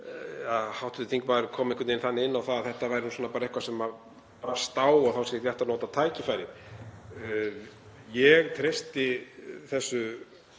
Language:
Icelandic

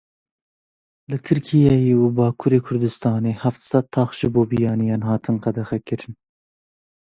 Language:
Kurdish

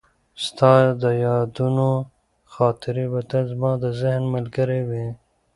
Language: Pashto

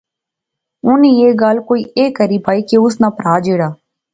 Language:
Pahari-Potwari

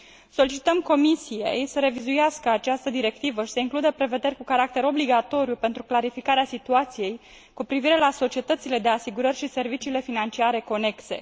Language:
Romanian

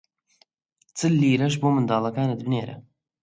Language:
Central Kurdish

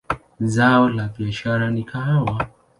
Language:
Swahili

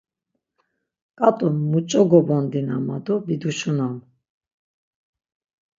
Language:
Laz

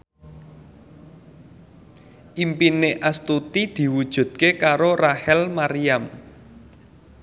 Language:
Javanese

